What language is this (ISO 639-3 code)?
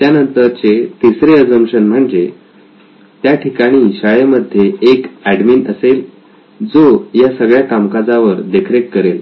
mar